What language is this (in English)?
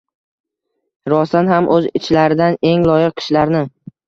Uzbek